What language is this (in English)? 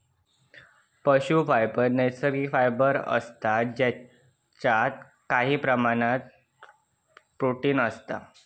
Marathi